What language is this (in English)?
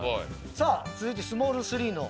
Japanese